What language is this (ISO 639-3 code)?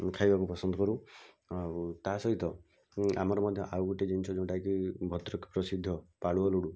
ori